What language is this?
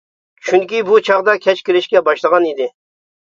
Uyghur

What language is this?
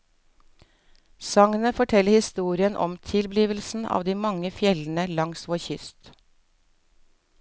Norwegian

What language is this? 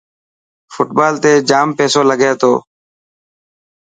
Dhatki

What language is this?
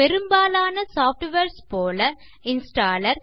Tamil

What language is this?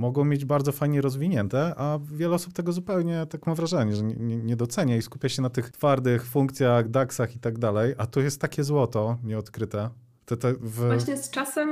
Polish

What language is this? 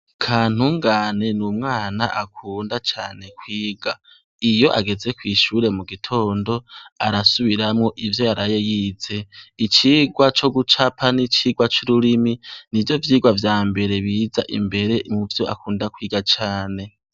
Rundi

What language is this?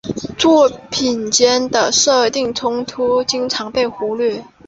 Chinese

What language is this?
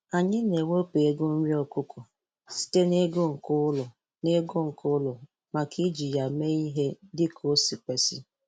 Igbo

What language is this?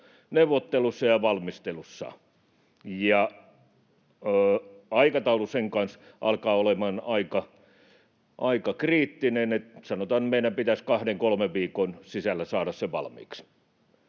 Finnish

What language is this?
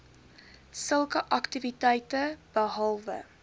Afrikaans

